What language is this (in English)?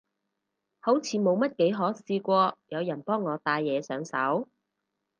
Cantonese